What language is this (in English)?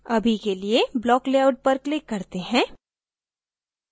Hindi